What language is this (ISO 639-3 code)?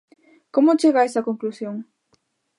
glg